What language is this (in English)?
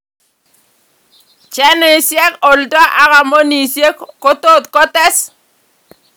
Kalenjin